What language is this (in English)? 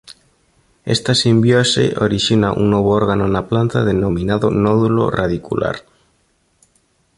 Galician